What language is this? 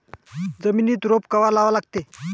Marathi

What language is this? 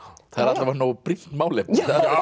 Icelandic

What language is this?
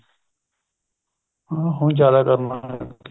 Punjabi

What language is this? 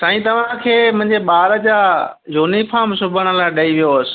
Sindhi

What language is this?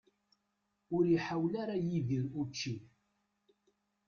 Kabyle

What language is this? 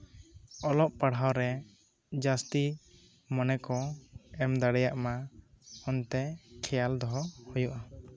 Santali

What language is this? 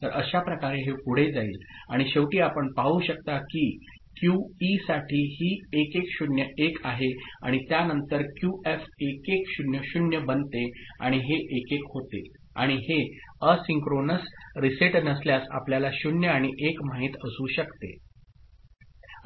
Marathi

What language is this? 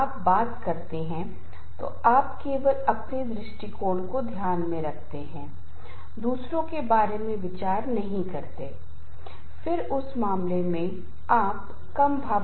Hindi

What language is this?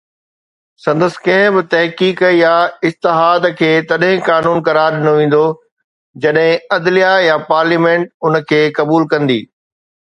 Sindhi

